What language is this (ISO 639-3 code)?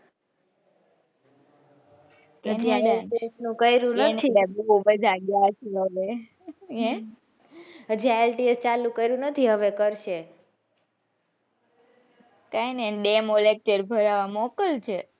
guj